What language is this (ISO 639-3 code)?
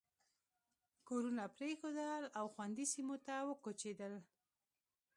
pus